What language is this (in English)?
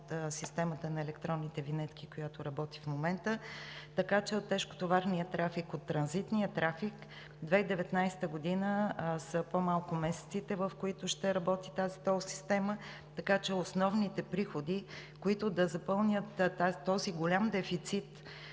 Bulgarian